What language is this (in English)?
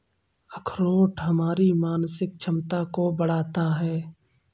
Hindi